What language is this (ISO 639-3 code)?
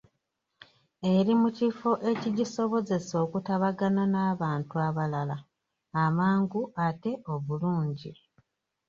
lug